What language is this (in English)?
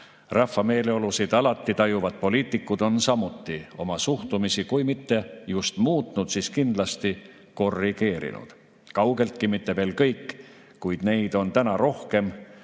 Estonian